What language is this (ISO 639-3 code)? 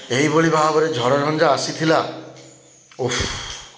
ori